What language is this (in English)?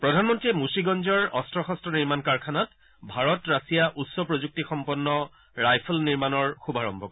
Assamese